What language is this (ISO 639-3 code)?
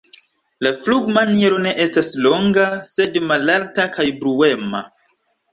epo